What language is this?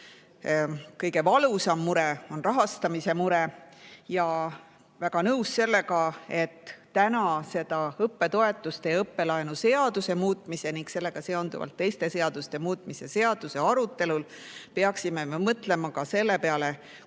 Estonian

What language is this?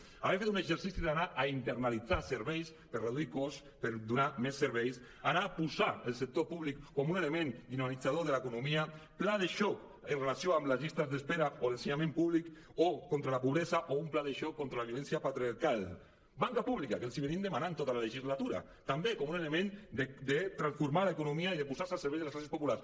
Catalan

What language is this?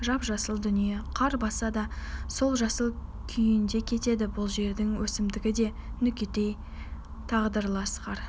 Kazakh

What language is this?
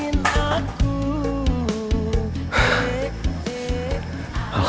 Indonesian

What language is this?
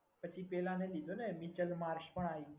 Gujarati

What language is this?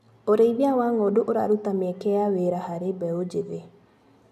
Kikuyu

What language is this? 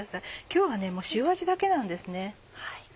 Japanese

